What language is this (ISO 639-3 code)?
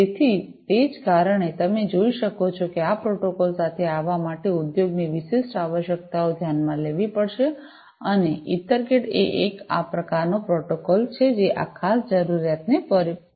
guj